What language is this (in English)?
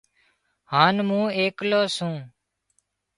Wadiyara Koli